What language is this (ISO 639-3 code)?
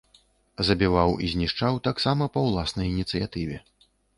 bel